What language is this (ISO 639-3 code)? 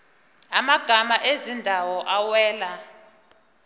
zul